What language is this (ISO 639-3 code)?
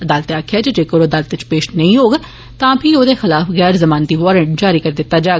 doi